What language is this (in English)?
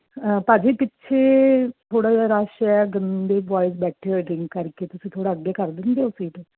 Punjabi